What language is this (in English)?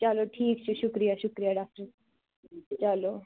Kashmiri